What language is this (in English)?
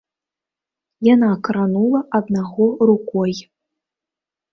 Belarusian